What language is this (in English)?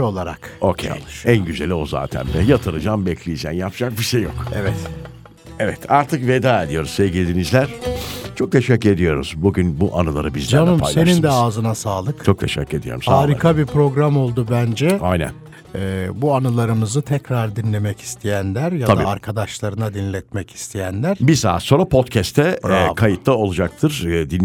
Turkish